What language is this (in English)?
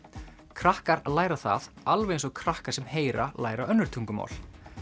Icelandic